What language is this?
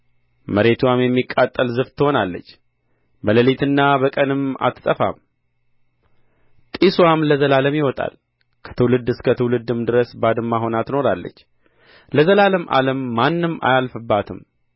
Amharic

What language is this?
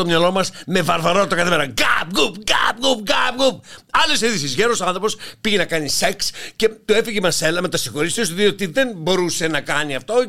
Greek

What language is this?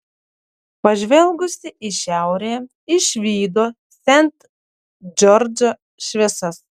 Lithuanian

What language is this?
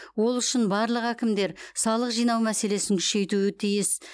Kazakh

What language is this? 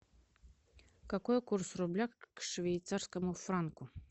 Russian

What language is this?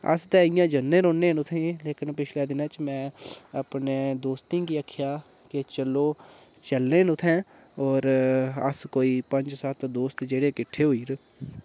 Dogri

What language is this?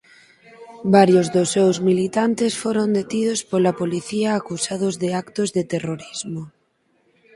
Galician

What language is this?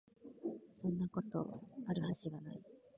Japanese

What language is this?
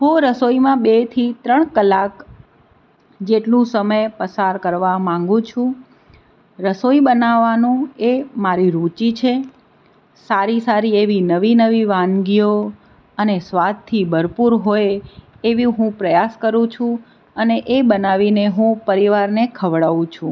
Gujarati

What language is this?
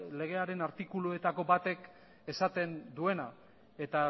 Basque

